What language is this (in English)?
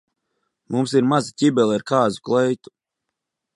Latvian